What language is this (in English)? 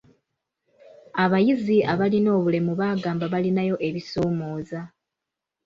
Ganda